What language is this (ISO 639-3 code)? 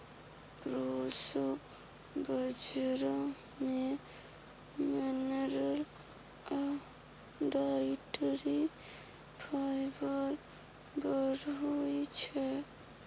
mai